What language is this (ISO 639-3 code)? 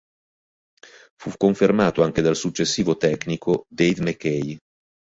ita